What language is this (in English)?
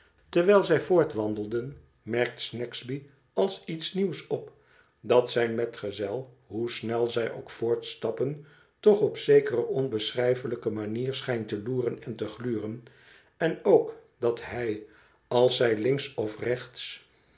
Dutch